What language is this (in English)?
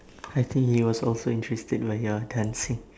English